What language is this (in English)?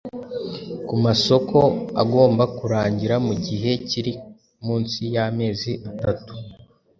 Kinyarwanda